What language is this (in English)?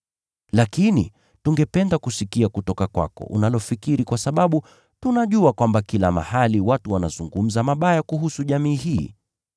Swahili